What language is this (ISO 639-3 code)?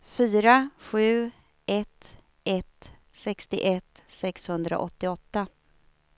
swe